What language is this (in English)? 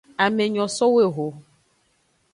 Aja (Benin)